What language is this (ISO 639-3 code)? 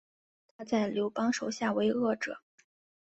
zho